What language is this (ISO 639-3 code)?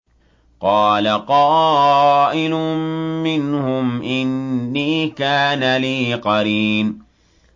ara